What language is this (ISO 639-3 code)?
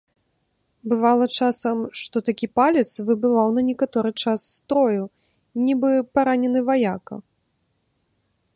bel